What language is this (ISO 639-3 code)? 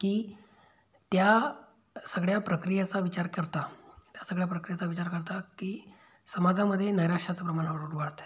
mar